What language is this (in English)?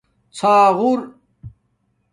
Domaaki